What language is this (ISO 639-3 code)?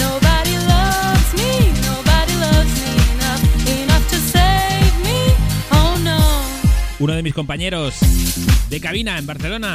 spa